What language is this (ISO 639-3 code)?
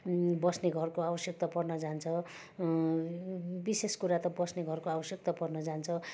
nep